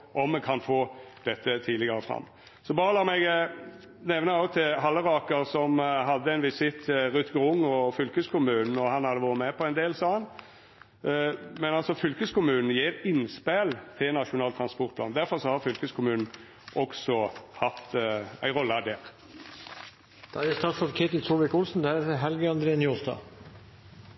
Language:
Norwegian Nynorsk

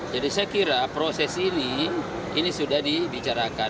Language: Indonesian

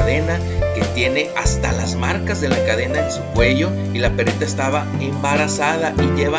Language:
Spanish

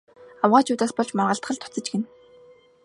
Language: Mongolian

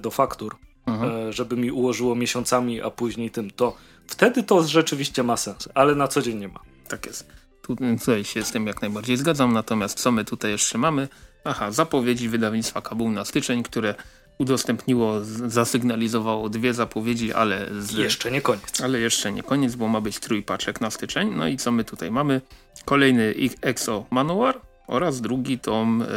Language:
Polish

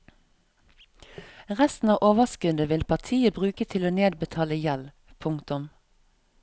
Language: Norwegian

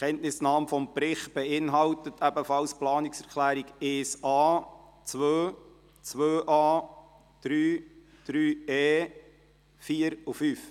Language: Swiss German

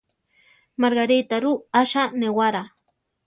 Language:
Central Tarahumara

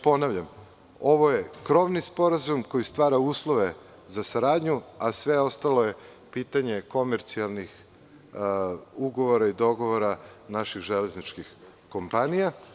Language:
Serbian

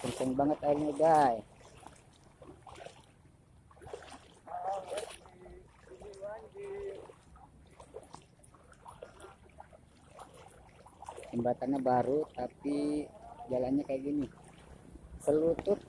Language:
Indonesian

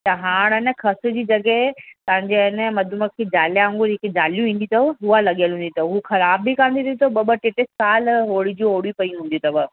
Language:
Sindhi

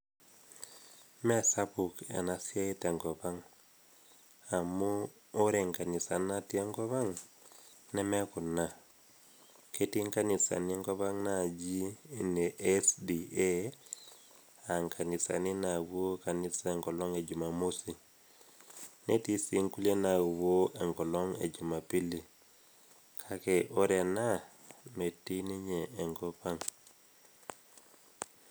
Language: Masai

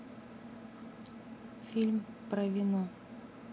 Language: Russian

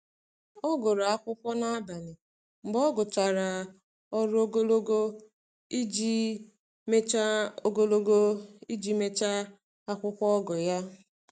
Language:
Igbo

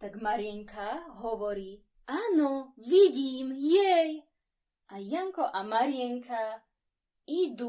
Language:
Slovak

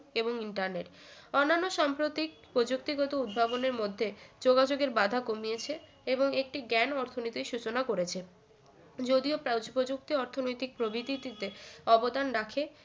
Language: Bangla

